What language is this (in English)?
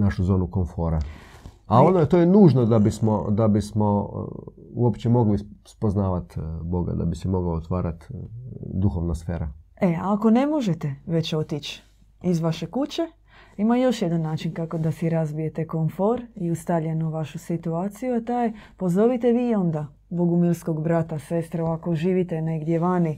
Croatian